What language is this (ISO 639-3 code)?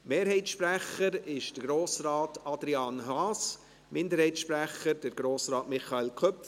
gsw